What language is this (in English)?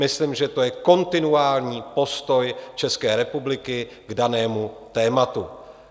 Czech